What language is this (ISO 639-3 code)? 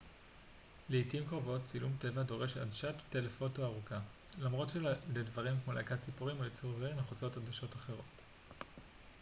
heb